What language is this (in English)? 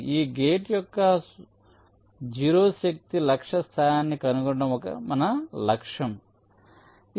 Telugu